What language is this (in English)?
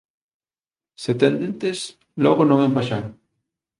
Galician